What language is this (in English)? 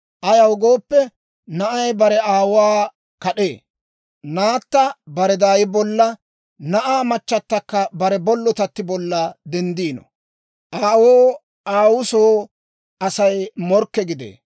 Dawro